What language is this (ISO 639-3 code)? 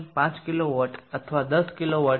guj